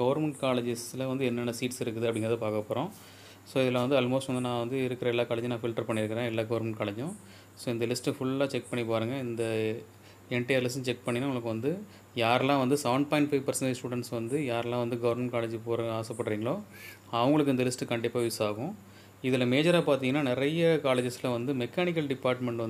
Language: Tamil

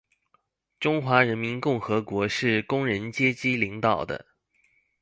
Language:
Chinese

